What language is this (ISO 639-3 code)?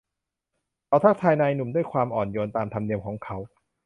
tha